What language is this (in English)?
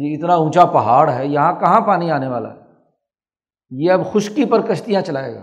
Urdu